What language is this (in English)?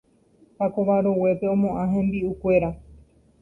Guarani